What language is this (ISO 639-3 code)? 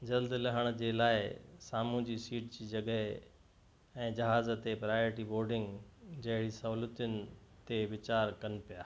snd